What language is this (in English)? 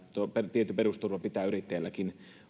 Finnish